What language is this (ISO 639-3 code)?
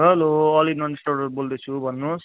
nep